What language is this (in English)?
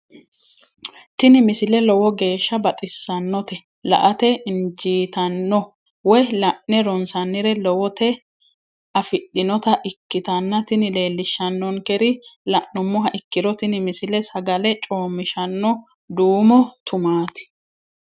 Sidamo